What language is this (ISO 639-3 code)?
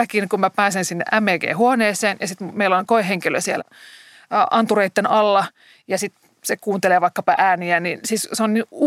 fin